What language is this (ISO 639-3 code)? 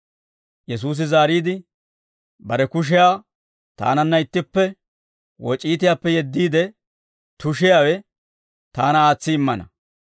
dwr